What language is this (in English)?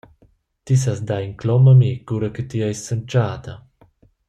Romansh